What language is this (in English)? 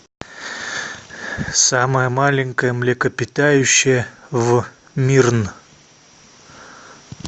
Russian